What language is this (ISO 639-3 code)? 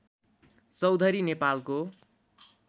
nep